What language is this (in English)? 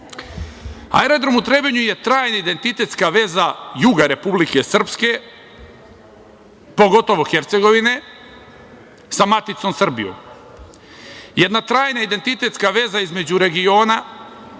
Serbian